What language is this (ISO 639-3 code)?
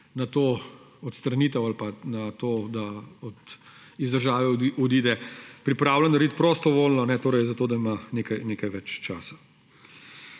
slv